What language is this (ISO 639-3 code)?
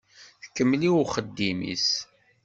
kab